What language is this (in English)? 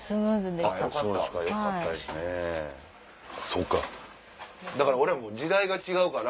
Japanese